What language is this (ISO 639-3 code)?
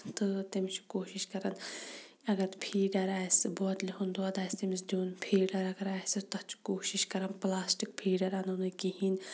kas